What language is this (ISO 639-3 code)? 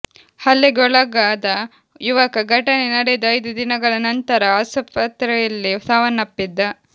kan